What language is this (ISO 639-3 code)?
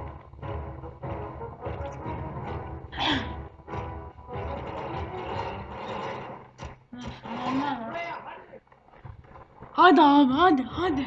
tur